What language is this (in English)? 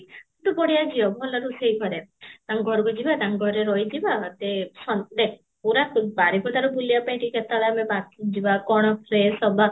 Odia